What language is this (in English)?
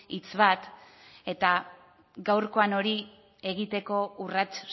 Basque